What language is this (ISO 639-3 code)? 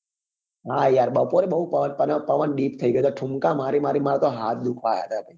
guj